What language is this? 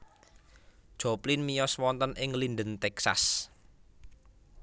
Javanese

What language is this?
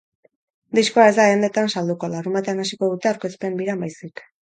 Basque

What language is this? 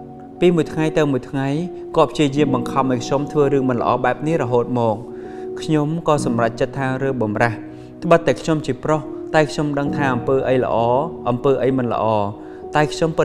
Vietnamese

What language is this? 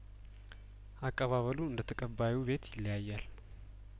Amharic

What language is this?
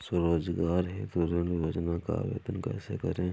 Hindi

